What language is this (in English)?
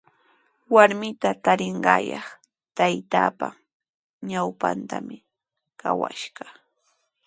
Sihuas Ancash Quechua